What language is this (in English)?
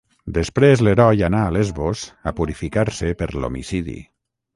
Catalan